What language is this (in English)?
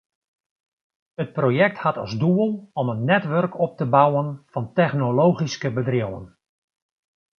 Western Frisian